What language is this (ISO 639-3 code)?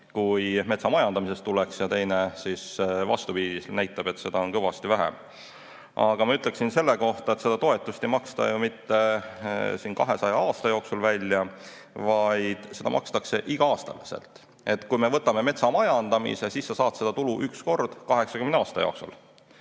est